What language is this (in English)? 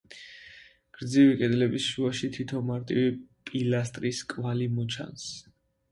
Georgian